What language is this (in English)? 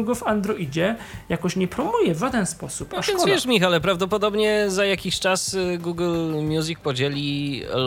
Polish